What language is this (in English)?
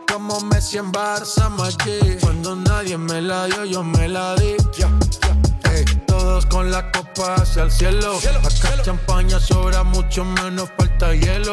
Spanish